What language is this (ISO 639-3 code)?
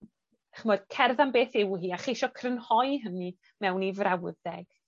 cym